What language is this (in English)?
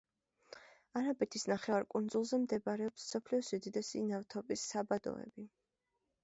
Georgian